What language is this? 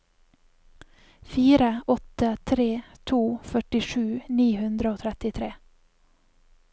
Norwegian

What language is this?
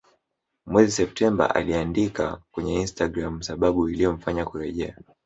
Swahili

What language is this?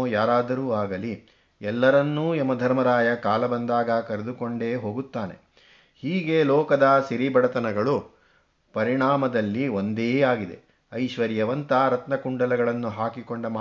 Kannada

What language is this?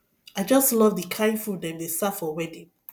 Nigerian Pidgin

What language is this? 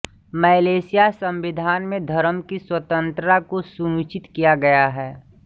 Hindi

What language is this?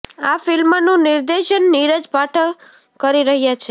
Gujarati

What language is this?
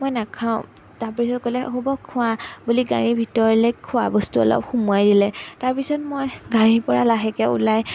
Assamese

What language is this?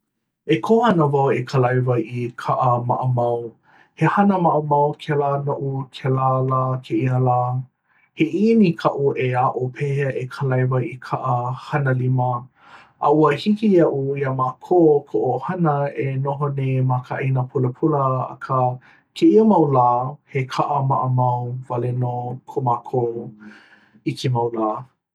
Hawaiian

